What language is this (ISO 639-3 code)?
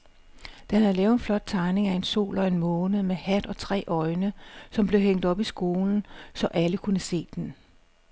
dan